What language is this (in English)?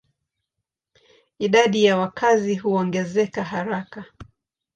Swahili